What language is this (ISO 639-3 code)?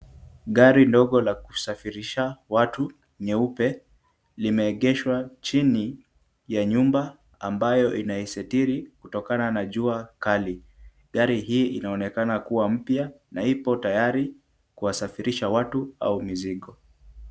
swa